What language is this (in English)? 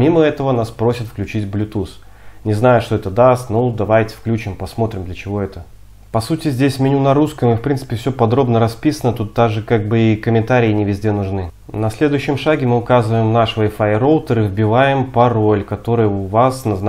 Russian